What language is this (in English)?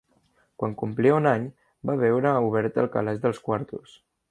Catalan